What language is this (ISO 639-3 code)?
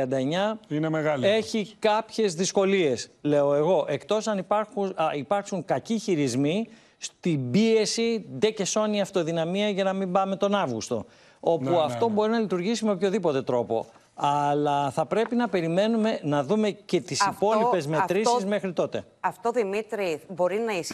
ell